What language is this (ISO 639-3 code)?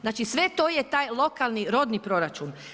hrv